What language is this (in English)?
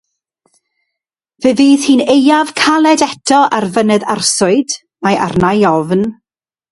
Welsh